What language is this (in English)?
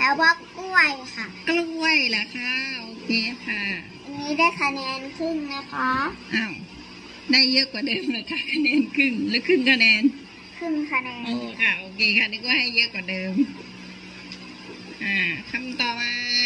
Thai